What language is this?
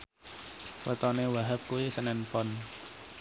Javanese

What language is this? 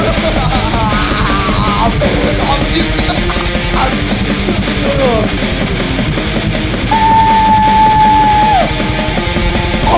Turkish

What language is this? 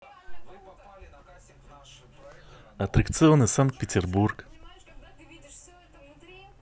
Russian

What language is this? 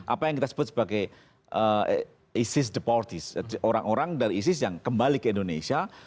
Indonesian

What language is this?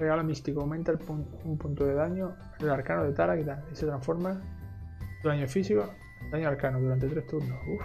Spanish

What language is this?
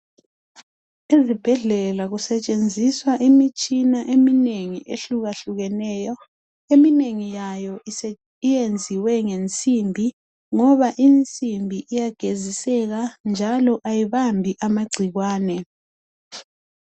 North Ndebele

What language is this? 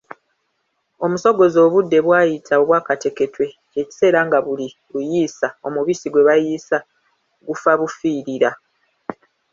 Ganda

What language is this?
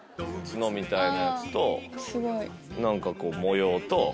Japanese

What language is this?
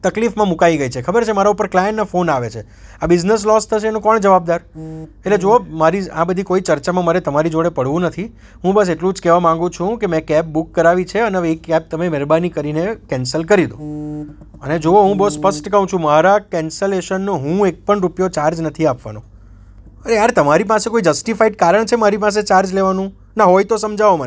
Gujarati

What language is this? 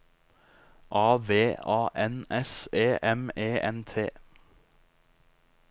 Norwegian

